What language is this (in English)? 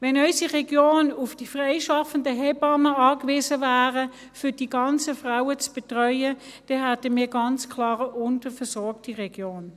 Swiss German